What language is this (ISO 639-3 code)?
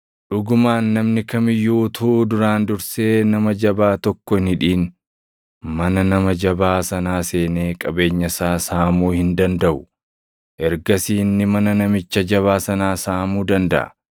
orm